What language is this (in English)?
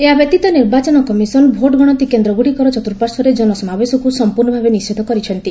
Odia